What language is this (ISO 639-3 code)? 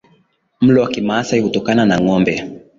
swa